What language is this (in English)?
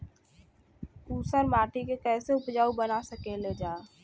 Bhojpuri